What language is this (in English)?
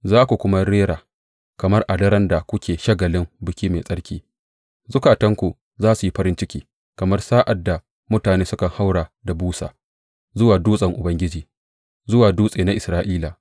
Hausa